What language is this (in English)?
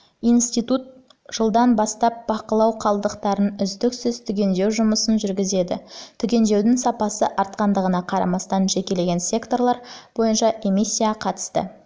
Kazakh